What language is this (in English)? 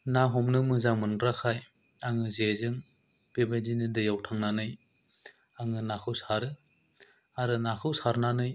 Bodo